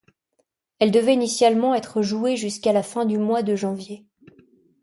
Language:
French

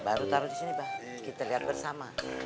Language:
Indonesian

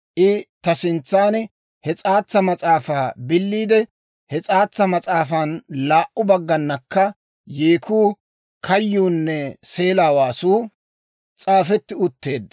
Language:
Dawro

